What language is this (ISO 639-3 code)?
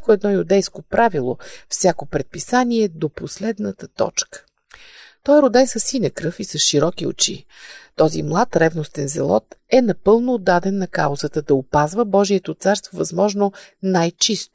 bul